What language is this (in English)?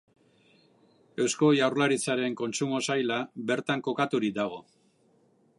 Basque